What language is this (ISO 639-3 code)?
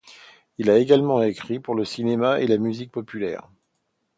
fra